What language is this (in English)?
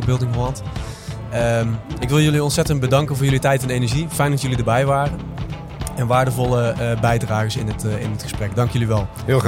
Dutch